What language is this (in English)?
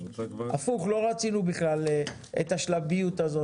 Hebrew